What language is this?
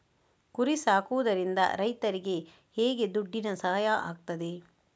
Kannada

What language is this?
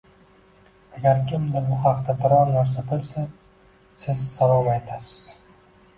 Uzbek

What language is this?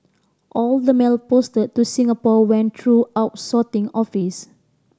English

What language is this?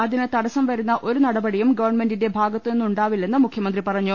Malayalam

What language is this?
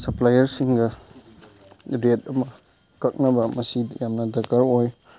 Manipuri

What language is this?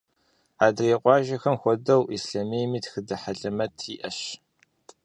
Kabardian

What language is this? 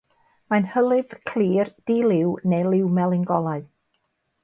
Welsh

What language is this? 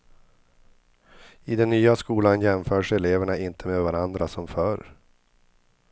Swedish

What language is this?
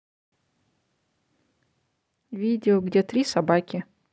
Russian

